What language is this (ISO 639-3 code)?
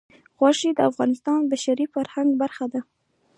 pus